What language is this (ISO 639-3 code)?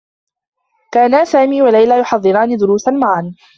ara